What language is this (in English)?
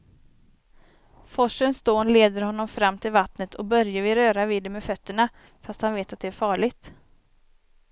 Swedish